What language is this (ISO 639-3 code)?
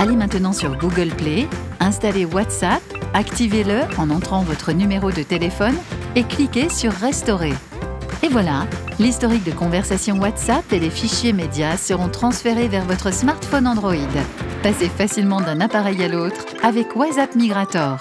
fra